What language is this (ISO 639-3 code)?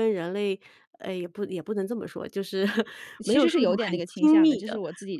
zho